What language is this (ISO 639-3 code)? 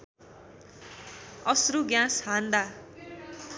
nep